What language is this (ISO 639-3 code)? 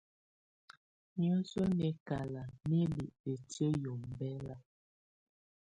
tvu